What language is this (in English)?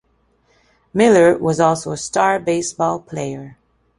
English